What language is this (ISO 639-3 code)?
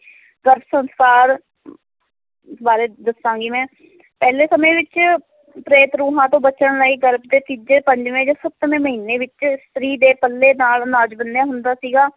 pan